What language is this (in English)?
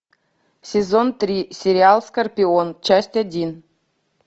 Russian